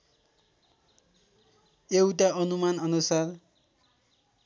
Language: Nepali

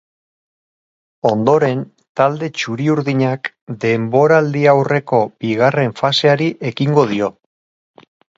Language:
Basque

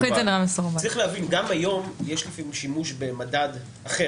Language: Hebrew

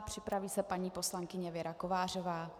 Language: Czech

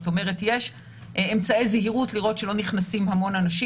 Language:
Hebrew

